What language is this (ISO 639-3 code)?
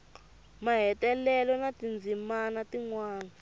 tso